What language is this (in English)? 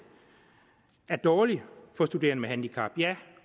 Danish